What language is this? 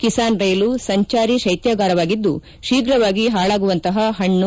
Kannada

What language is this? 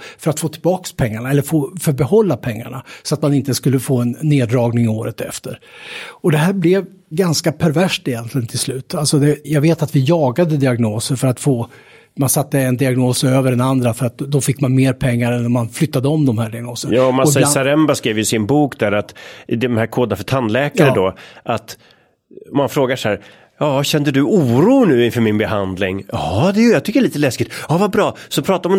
Swedish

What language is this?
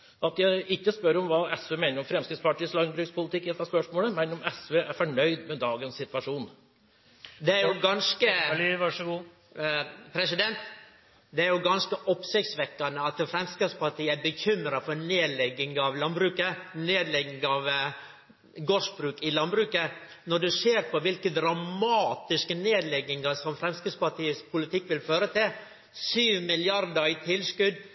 Norwegian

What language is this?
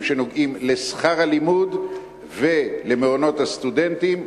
Hebrew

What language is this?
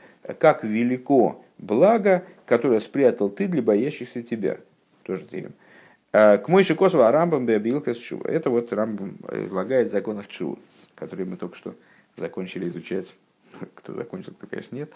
Russian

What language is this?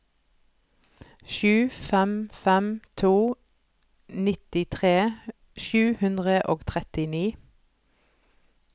Norwegian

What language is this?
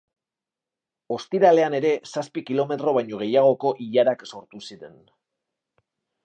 Basque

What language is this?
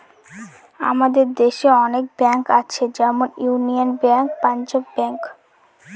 Bangla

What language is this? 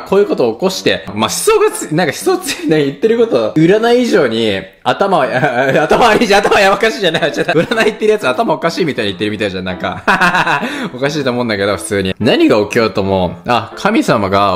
Japanese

